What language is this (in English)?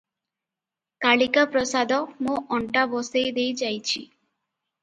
Odia